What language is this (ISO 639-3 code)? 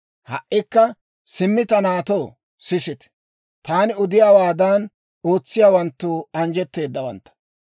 dwr